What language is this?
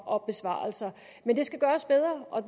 Danish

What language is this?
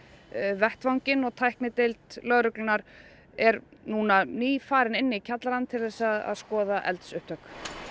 Icelandic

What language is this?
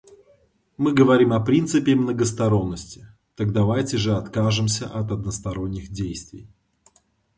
Russian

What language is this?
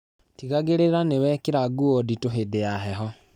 Kikuyu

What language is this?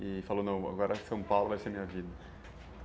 Portuguese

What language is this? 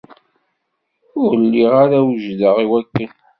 Kabyle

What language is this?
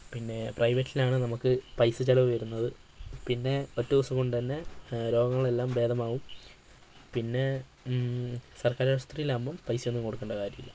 Malayalam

